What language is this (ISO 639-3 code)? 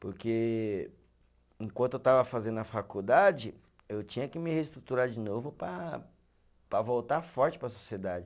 por